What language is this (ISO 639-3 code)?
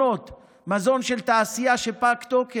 heb